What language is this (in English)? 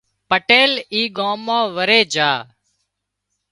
Wadiyara Koli